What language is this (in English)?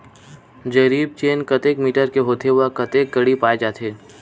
Chhattisgarhi